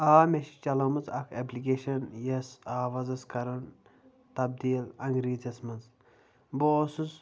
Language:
Kashmiri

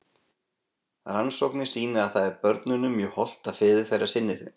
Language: Icelandic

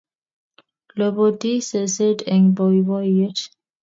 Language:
Kalenjin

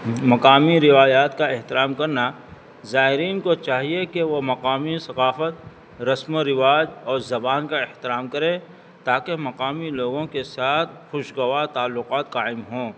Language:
Urdu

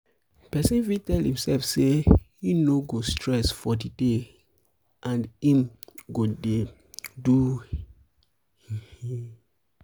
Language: Nigerian Pidgin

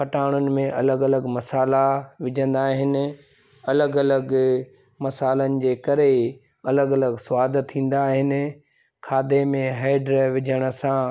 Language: Sindhi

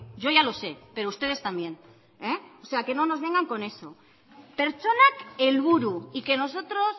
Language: Spanish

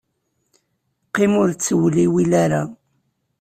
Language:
Kabyle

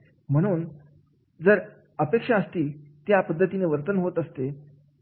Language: Marathi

